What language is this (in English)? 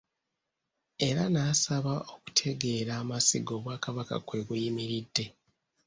Ganda